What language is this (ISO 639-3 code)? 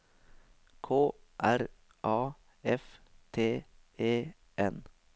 nor